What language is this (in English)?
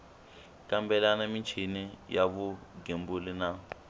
Tsonga